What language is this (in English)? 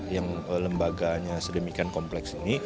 Indonesian